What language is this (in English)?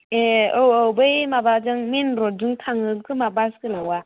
Bodo